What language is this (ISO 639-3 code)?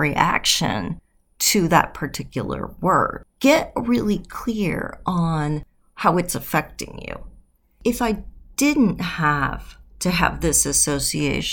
eng